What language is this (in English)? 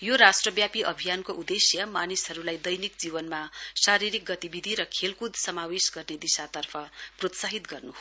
Nepali